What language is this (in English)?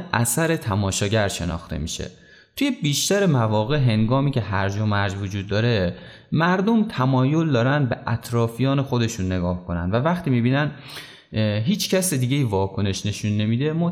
Persian